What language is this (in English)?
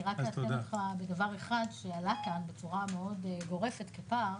Hebrew